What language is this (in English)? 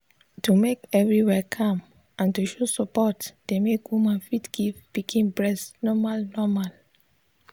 Nigerian Pidgin